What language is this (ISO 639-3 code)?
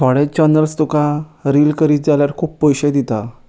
kok